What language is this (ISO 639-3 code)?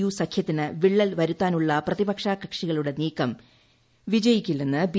mal